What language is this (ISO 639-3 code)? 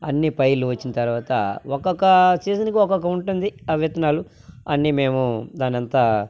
tel